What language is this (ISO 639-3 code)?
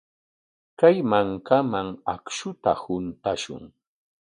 qwa